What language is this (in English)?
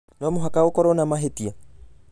Kikuyu